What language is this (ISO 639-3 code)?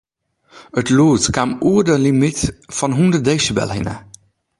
fry